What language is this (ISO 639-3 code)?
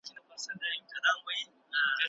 pus